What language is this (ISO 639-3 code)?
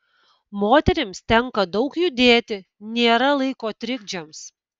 lit